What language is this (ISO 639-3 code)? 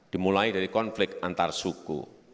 ind